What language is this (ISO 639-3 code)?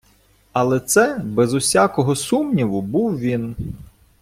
ukr